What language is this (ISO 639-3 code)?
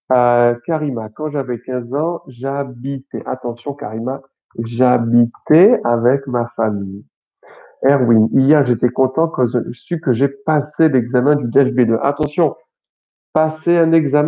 fra